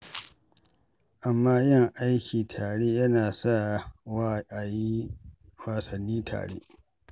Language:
Hausa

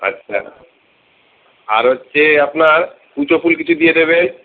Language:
Bangla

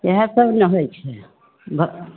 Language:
Maithili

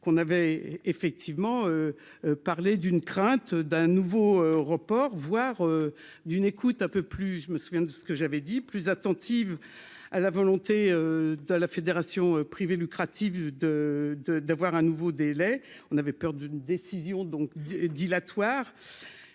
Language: French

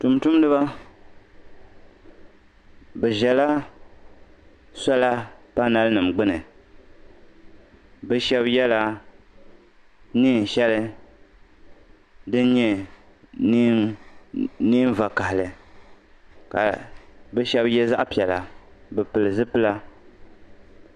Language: Dagbani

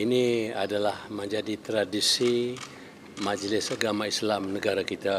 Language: Malay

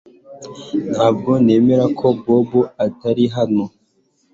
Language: Kinyarwanda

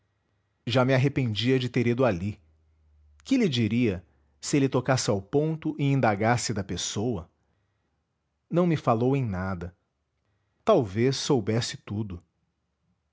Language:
Portuguese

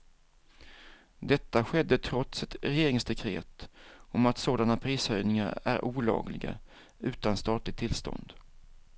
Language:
Swedish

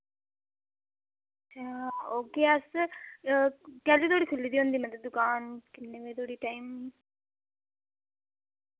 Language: Dogri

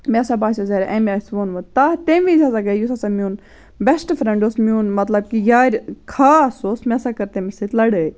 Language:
Kashmiri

